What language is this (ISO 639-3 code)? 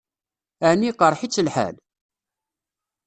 kab